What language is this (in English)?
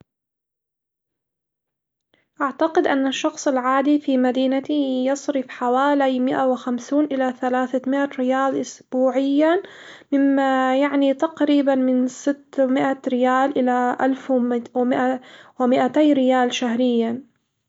Hijazi Arabic